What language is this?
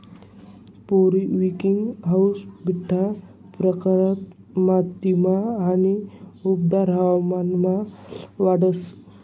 Marathi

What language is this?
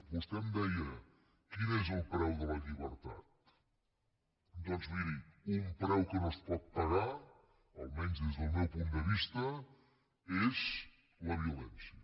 Catalan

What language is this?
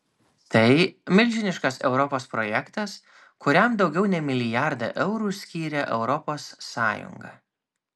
Lithuanian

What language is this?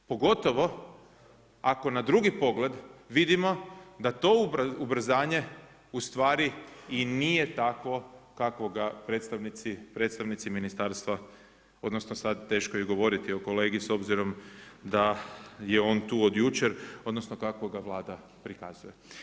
Croatian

